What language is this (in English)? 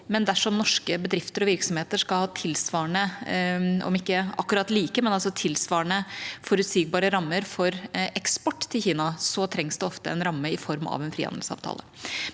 Norwegian